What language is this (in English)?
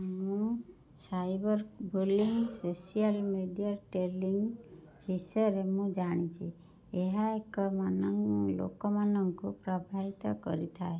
Odia